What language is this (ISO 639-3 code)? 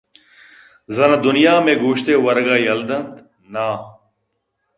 bgp